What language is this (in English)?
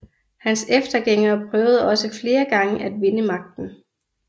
Danish